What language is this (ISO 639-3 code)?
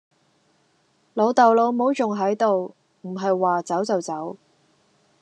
yue